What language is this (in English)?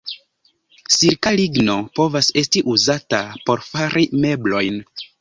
Esperanto